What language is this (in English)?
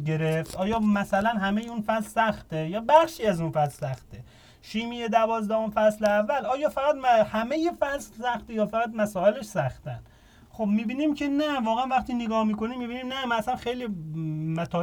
Persian